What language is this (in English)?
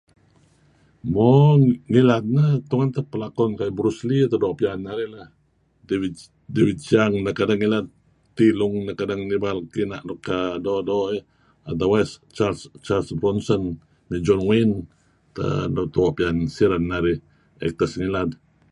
Kelabit